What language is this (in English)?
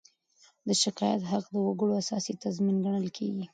Pashto